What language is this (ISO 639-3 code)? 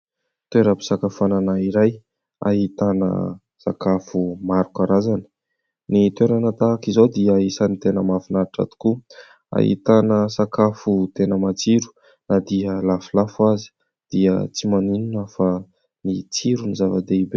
mlg